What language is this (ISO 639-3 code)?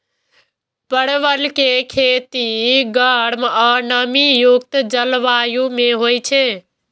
mai